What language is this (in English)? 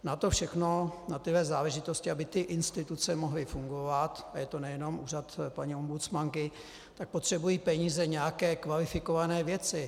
Czech